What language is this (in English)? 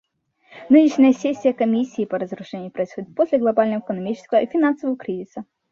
Russian